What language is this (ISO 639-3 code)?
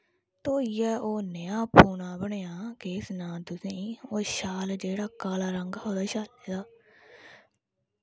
doi